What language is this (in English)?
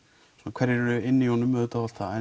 Icelandic